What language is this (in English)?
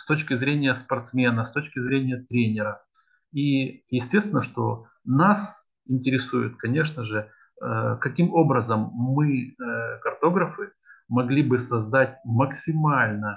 Russian